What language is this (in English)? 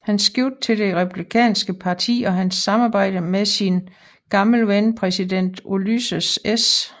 Danish